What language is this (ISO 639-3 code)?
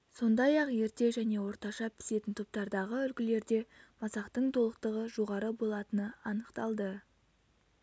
kaz